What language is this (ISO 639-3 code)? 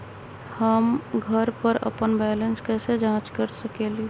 mag